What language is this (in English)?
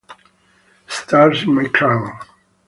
Italian